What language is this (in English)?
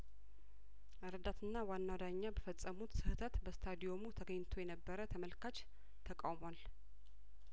Amharic